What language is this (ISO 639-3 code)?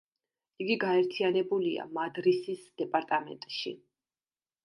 kat